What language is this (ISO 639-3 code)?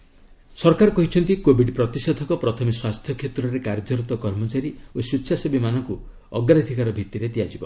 ori